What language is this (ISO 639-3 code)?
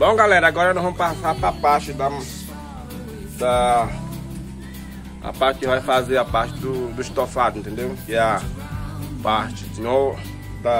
por